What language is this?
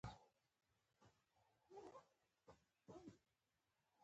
Pashto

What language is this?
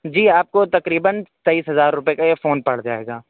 Urdu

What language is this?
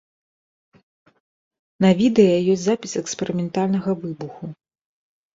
Belarusian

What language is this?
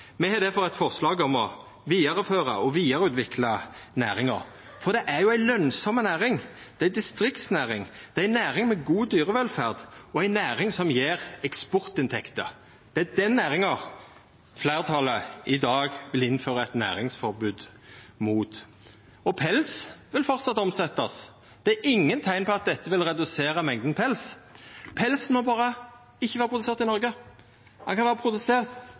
Norwegian Nynorsk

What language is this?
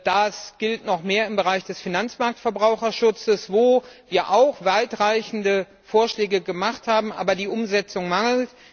German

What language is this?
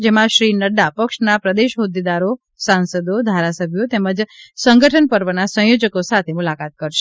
Gujarati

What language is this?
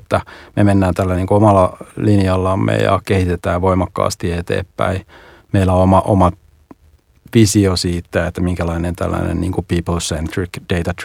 Finnish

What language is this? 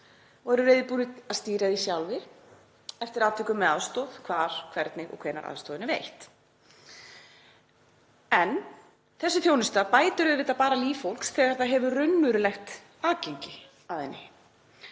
Icelandic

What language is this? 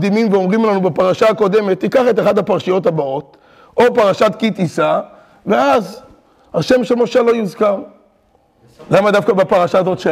Hebrew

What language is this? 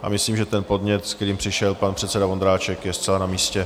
Czech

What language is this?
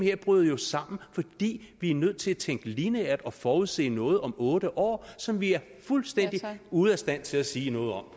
Danish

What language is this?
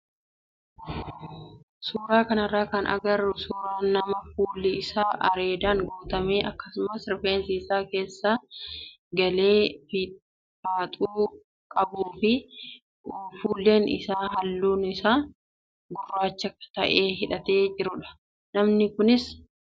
Oromo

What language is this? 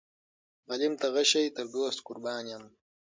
Pashto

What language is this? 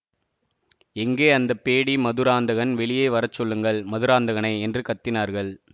Tamil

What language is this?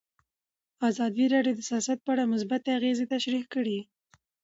Pashto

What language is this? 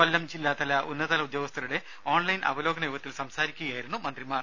Malayalam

